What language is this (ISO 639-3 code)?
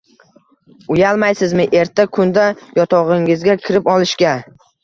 uzb